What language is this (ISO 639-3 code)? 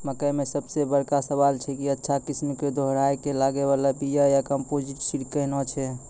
mai